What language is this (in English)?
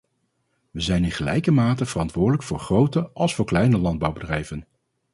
Dutch